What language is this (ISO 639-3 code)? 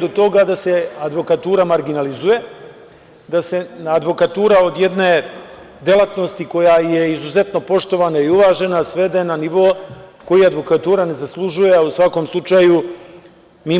srp